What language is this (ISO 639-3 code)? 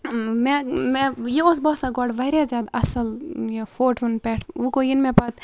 kas